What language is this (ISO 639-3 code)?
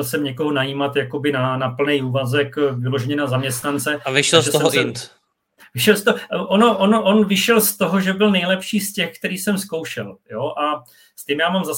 ces